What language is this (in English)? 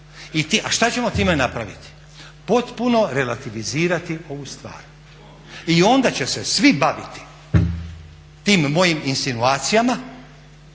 Croatian